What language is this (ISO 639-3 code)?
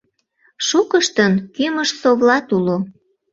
chm